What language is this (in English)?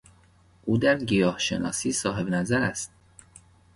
Persian